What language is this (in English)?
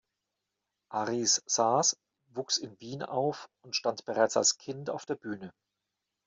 German